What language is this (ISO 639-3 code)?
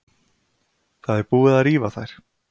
isl